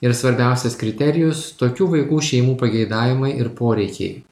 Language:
Lithuanian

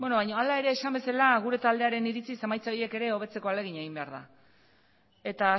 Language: Basque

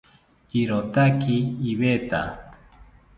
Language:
South Ucayali Ashéninka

